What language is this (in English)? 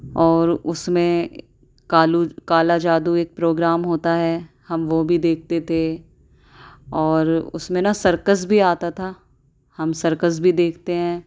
Urdu